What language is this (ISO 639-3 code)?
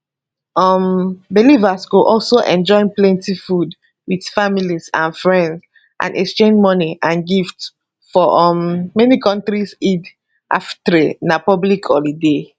pcm